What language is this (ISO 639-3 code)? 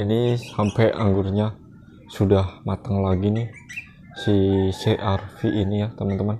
ind